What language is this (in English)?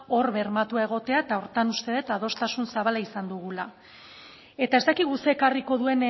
Basque